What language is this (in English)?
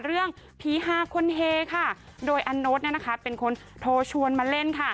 Thai